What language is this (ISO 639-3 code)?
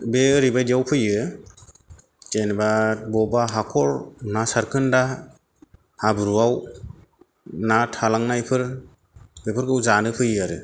brx